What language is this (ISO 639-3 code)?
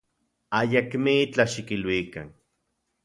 ncx